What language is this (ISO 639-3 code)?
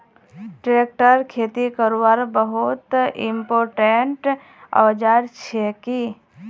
mag